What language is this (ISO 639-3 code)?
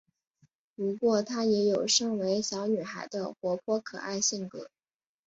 zho